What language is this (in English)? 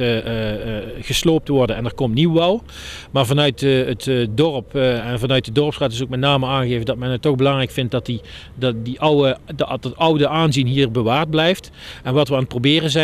Dutch